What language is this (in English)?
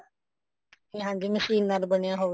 Punjabi